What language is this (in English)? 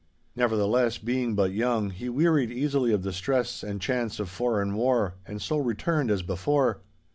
English